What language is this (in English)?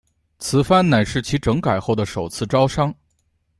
Chinese